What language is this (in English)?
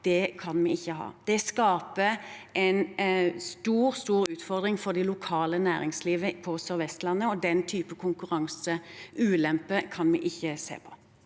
Norwegian